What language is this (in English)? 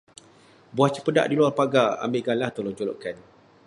Malay